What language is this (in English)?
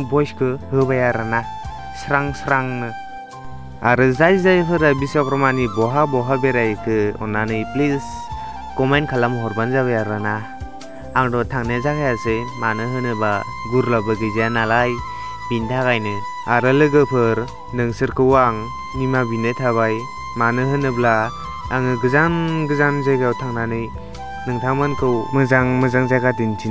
Indonesian